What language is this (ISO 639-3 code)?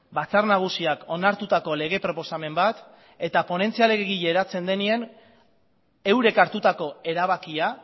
eus